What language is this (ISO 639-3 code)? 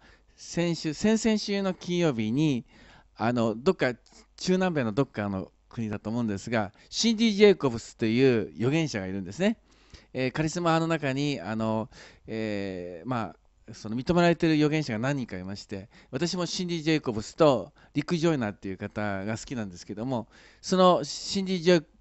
jpn